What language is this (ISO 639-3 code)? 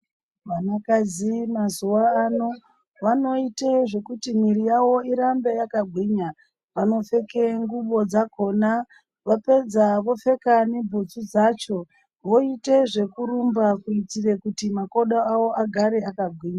ndc